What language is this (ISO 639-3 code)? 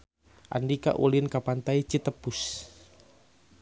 sun